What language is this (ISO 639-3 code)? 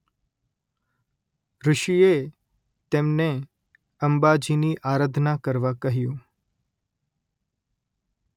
guj